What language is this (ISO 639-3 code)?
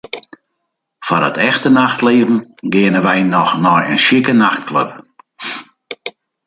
fry